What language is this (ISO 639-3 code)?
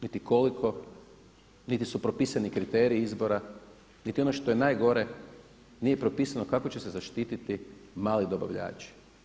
hrv